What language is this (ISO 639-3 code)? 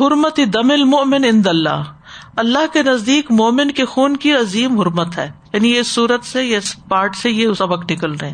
urd